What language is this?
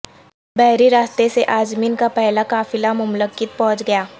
Urdu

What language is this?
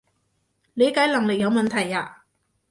Cantonese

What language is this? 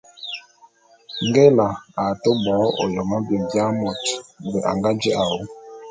Bulu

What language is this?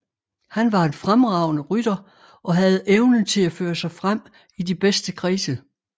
Danish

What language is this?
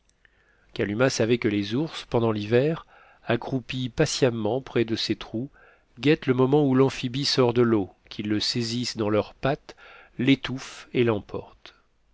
French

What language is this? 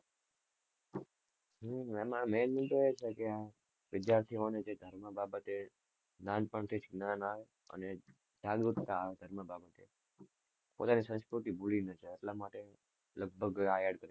Gujarati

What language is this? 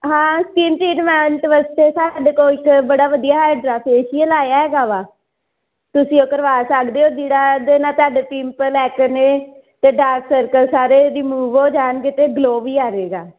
Punjabi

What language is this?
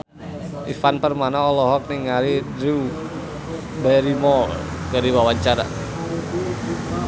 Sundanese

